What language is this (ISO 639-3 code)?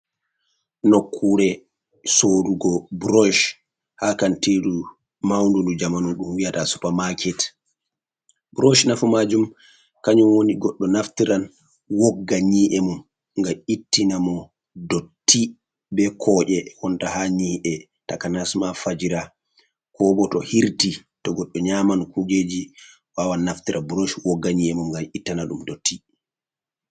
ful